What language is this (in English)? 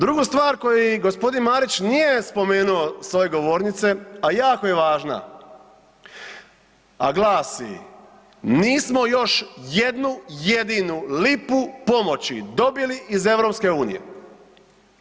Croatian